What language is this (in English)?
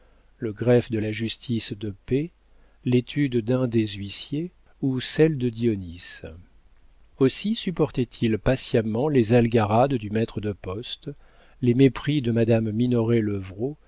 French